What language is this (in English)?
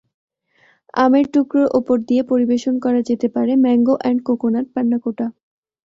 Bangla